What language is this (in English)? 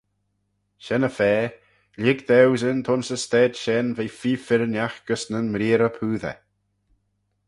Manx